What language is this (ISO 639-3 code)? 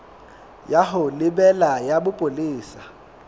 sot